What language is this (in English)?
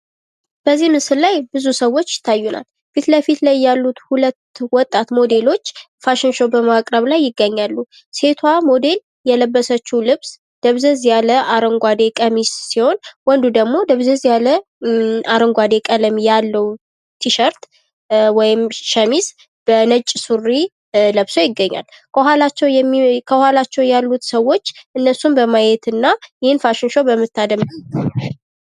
Amharic